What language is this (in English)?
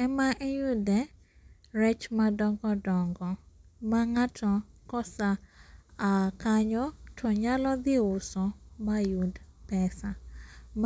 Luo (Kenya and Tanzania)